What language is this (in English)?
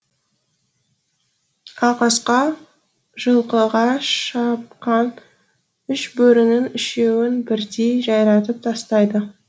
Kazakh